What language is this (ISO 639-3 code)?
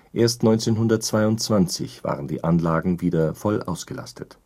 deu